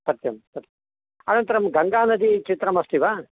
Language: Sanskrit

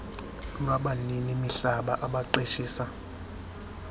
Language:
Xhosa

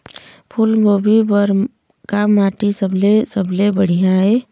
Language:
Chhattisgarhi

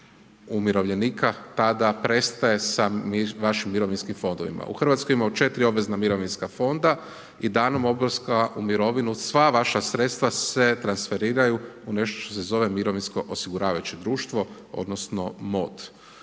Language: Croatian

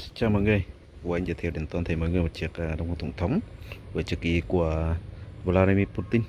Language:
Vietnamese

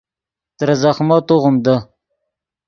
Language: Yidgha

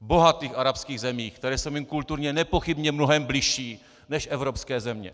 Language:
Czech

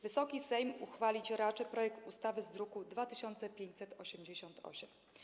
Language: Polish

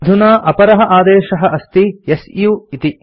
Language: Sanskrit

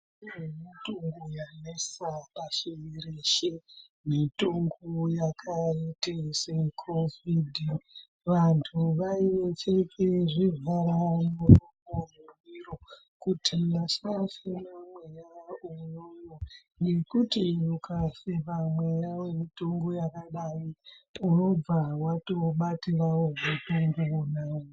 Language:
Ndau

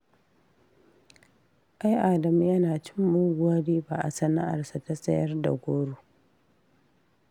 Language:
Hausa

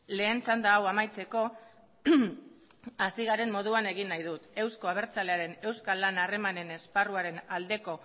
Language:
Basque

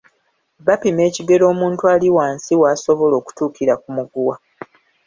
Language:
Ganda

